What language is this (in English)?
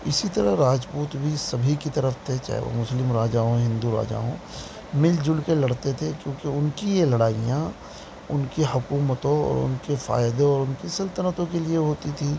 Urdu